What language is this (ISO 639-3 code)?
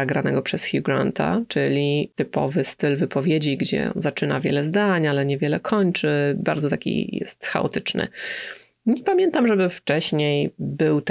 pol